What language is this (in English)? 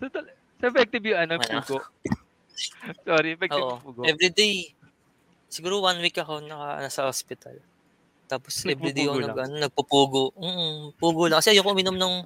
Filipino